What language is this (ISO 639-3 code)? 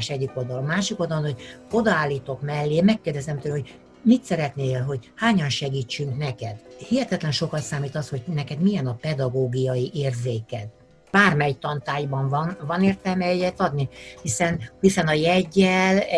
hun